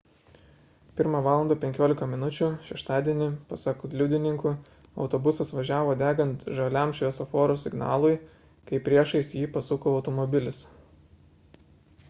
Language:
Lithuanian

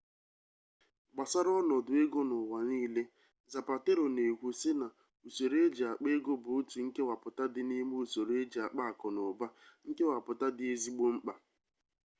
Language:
Igbo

